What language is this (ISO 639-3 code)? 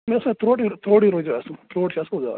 kas